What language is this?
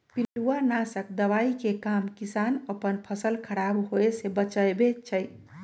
Magahi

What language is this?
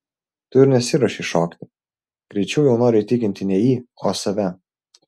Lithuanian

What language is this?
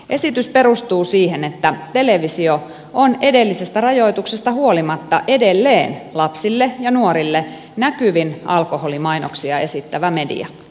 Finnish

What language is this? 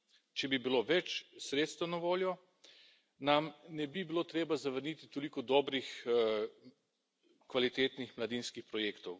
Slovenian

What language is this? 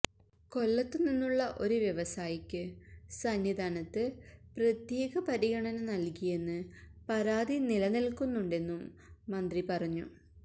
Malayalam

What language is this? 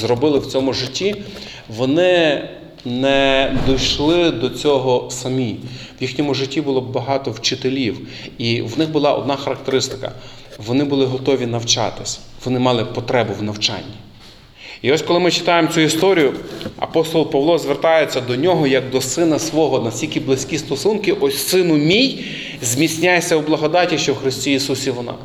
Ukrainian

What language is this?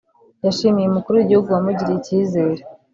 Kinyarwanda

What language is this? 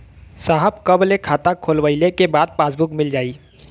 Bhojpuri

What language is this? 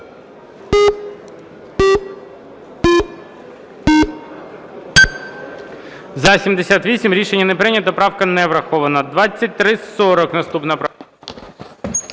Ukrainian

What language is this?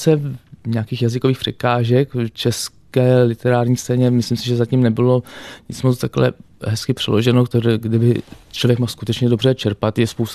Czech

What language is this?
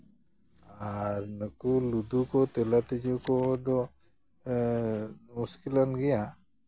Santali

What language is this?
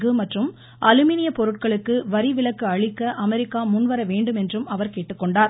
Tamil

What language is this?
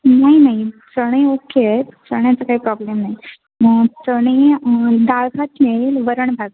Marathi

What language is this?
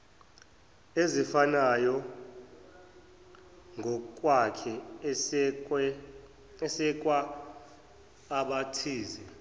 Zulu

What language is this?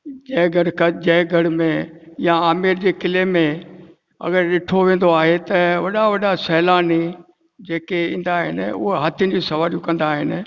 Sindhi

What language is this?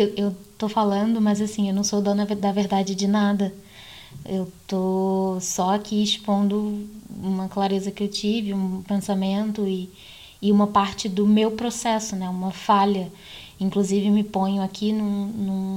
Portuguese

